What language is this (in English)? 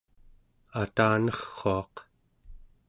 Central Yupik